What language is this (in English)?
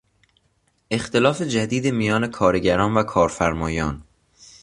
Persian